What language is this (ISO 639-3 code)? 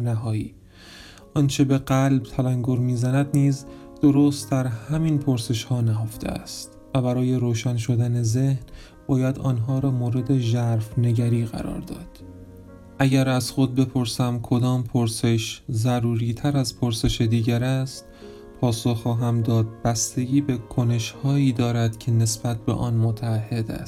fas